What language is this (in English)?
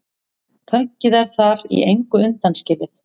Icelandic